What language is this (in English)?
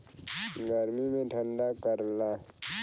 Bhojpuri